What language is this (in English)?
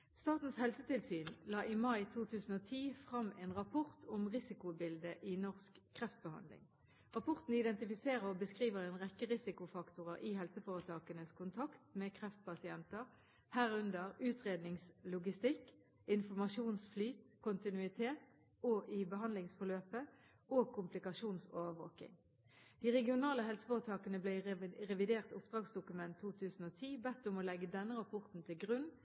Norwegian Bokmål